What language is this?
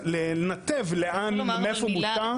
Hebrew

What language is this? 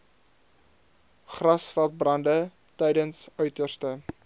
Afrikaans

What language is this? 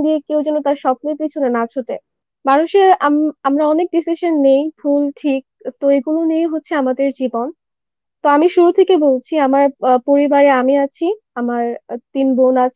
Japanese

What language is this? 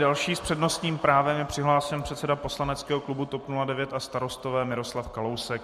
Czech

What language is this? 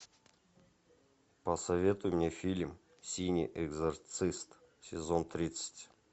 Russian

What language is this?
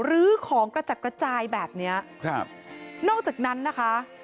Thai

